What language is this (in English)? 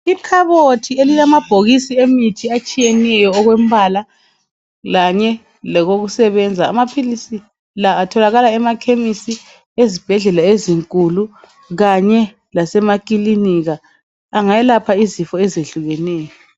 North Ndebele